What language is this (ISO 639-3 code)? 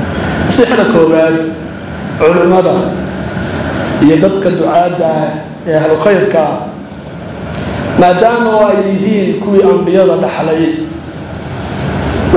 ara